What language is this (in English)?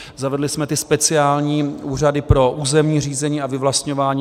Czech